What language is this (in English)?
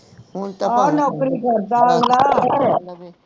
Punjabi